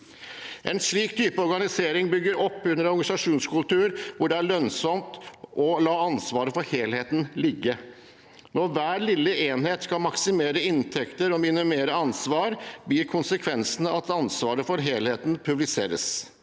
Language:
Norwegian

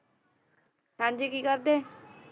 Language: Punjabi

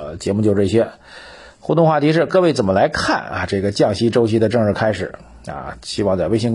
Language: Chinese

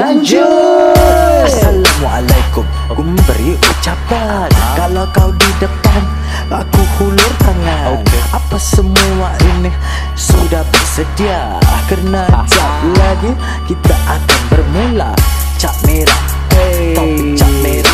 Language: Malay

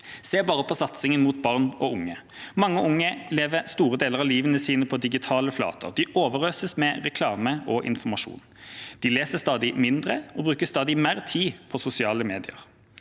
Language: Norwegian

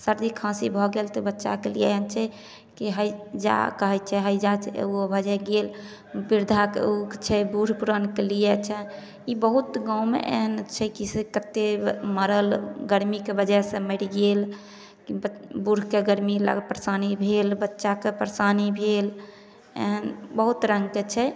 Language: Maithili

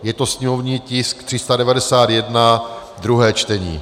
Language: Czech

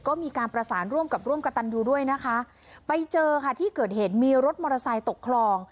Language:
Thai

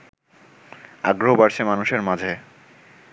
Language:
Bangla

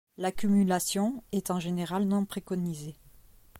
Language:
French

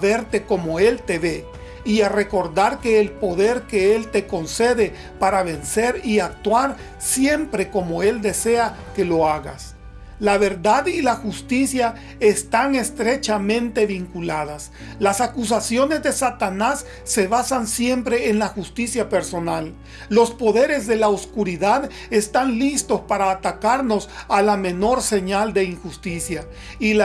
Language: Spanish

